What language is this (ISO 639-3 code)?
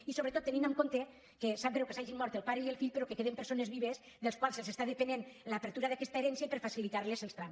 cat